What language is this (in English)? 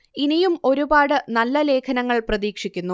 Malayalam